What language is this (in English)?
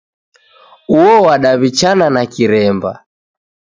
Taita